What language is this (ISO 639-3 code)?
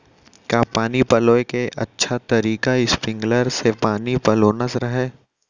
hne